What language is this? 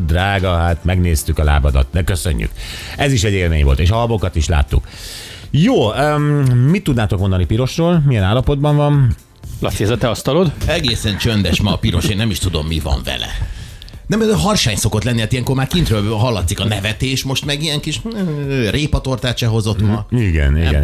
Hungarian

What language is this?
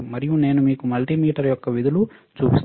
Telugu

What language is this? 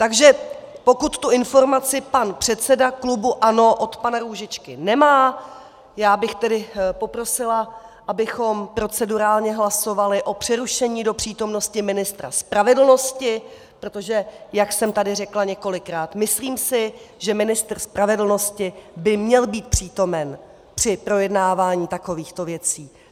Czech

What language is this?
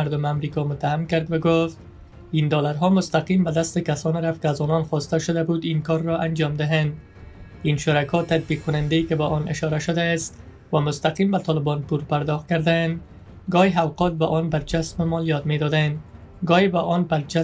Persian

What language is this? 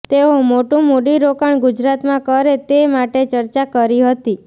Gujarati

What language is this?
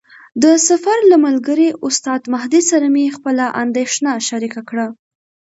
Pashto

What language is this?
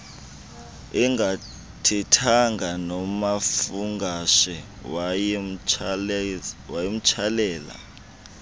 Xhosa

